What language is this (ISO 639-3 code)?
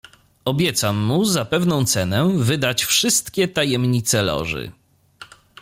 pol